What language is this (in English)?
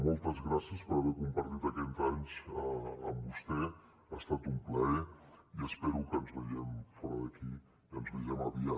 Catalan